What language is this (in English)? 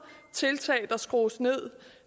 Danish